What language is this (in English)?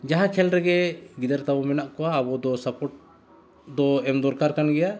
Santali